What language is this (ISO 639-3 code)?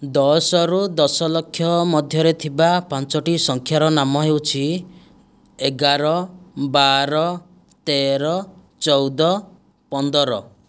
ori